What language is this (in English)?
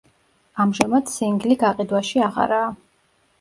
Georgian